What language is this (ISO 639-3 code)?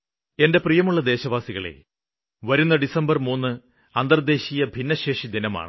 mal